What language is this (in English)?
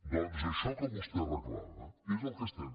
Catalan